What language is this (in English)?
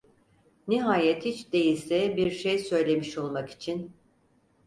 Turkish